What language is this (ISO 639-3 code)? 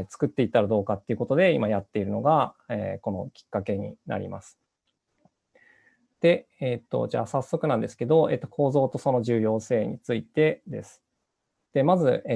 jpn